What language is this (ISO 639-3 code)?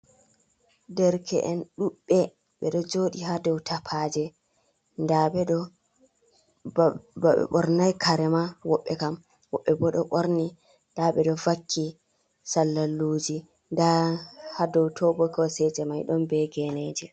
ful